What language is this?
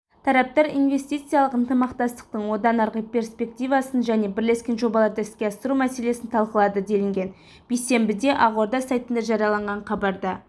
Kazakh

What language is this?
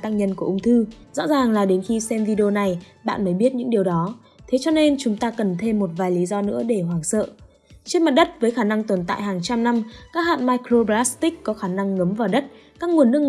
Vietnamese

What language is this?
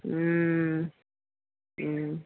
Maithili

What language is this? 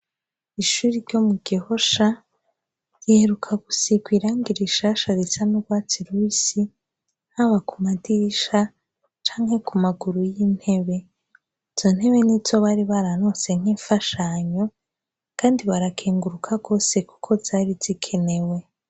Rundi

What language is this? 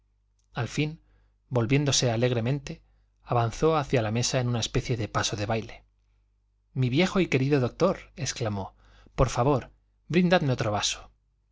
Spanish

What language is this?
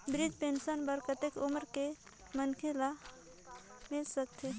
Chhattisgarhi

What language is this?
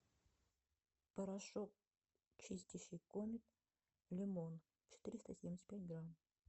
Russian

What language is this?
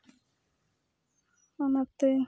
Santali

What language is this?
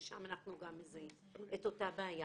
Hebrew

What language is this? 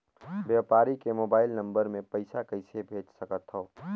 Chhattisgarhi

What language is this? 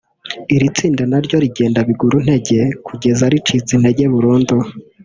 Kinyarwanda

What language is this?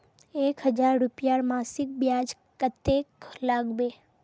Magahi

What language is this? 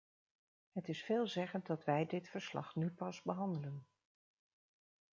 Dutch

